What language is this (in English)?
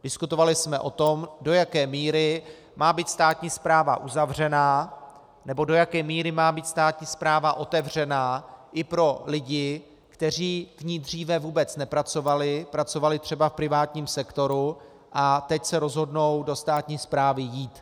Czech